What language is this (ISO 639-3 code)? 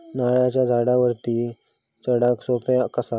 mar